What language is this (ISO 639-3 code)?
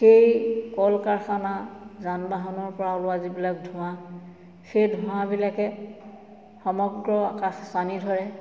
asm